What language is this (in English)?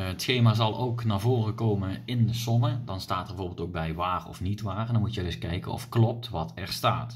Dutch